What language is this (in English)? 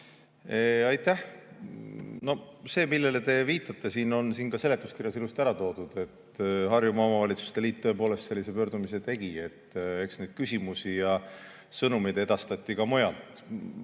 Estonian